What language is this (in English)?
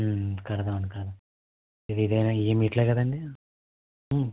Telugu